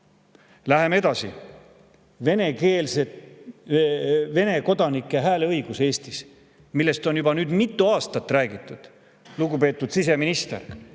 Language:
Estonian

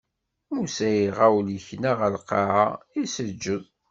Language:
Kabyle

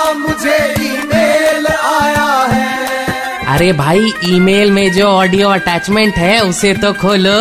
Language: Hindi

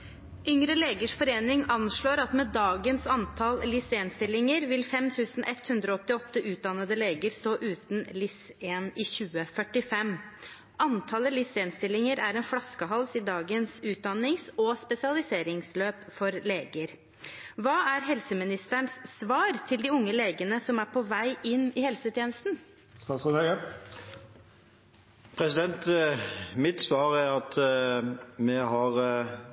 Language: Norwegian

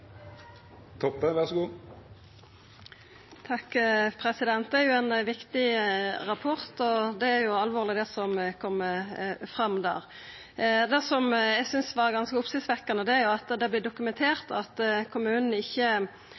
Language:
Norwegian Nynorsk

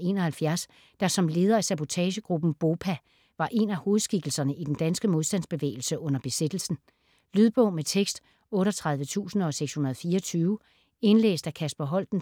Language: Danish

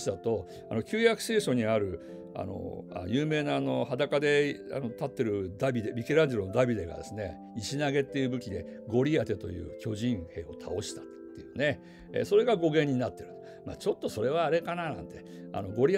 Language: Japanese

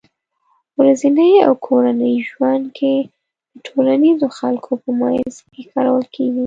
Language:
Pashto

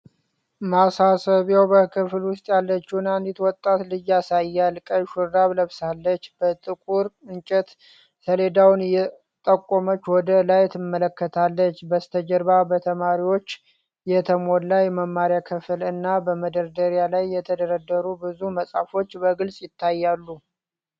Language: Amharic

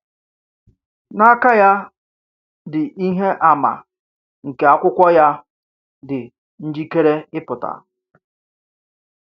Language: Igbo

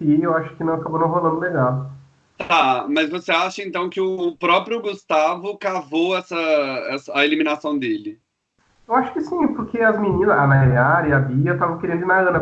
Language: Portuguese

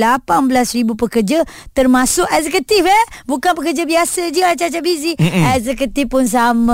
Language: Malay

